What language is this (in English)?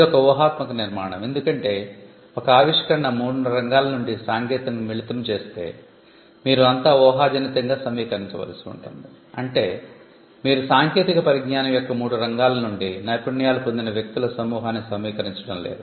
Telugu